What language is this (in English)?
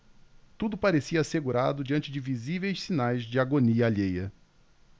Portuguese